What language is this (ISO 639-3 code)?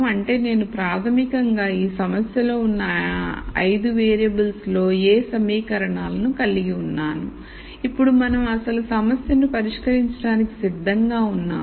tel